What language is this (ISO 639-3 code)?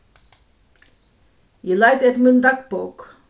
fao